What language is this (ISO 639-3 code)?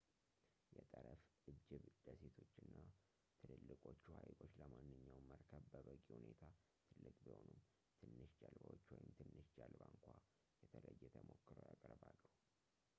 amh